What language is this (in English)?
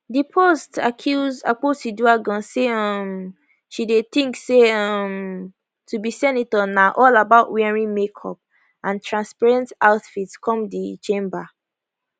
Nigerian Pidgin